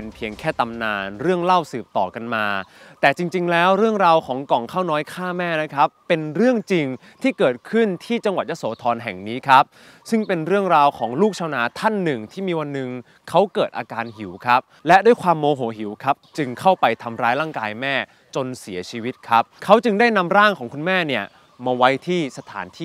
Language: Thai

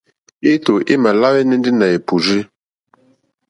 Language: Mokpwe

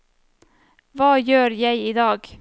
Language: Norwegian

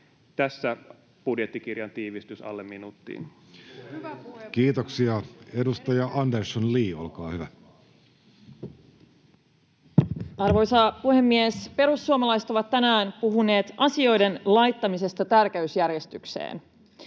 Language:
Finnish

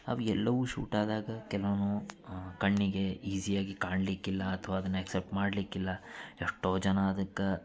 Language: Kannada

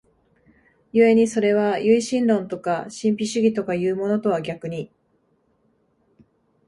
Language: Japanese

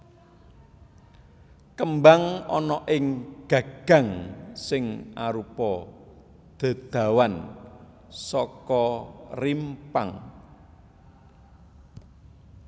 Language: Javanese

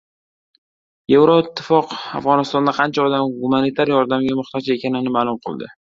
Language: Uzbek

